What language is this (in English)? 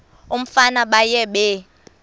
Xhosa